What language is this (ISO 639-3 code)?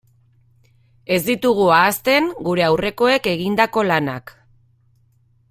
eus